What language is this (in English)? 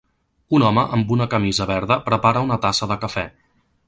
Catalan